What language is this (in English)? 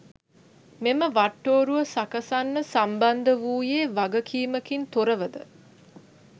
Sinhala